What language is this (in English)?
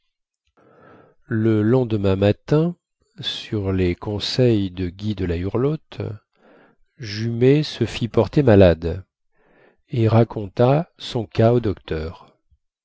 French